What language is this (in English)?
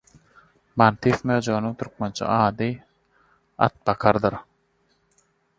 Turkmen